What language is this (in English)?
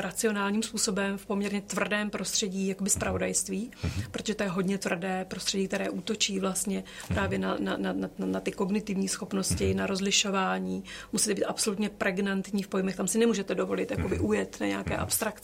Czech